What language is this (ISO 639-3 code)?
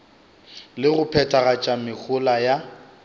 nso